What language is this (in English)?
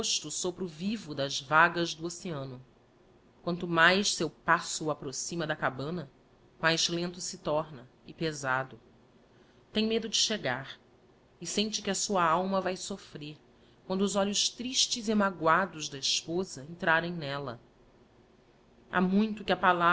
Portuguese